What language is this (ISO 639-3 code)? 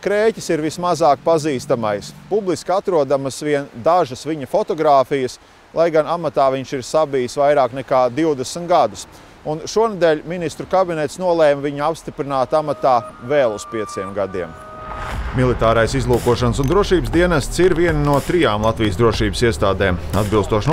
lav